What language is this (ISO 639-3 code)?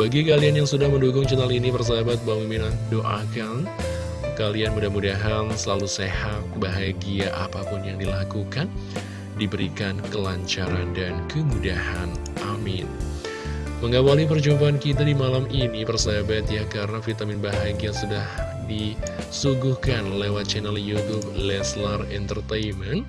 ind